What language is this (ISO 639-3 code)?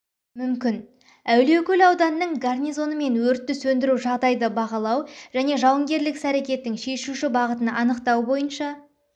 kaz